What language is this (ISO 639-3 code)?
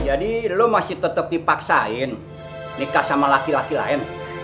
ind